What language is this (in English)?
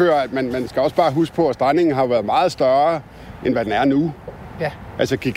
Danish